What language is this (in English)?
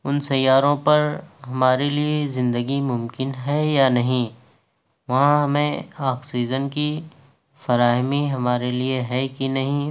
Urdu